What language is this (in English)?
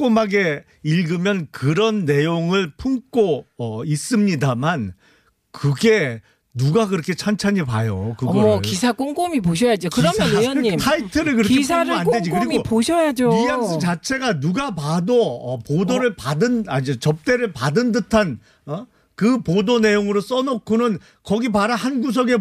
Korean